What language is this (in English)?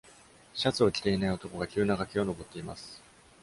Japanese